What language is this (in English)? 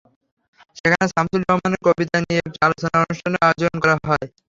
Bangla